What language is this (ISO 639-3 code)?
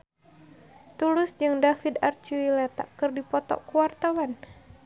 sun